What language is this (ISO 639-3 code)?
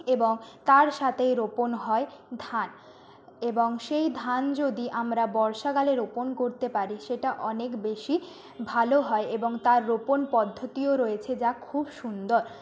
ben